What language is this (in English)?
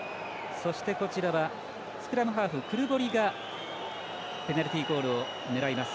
Japanese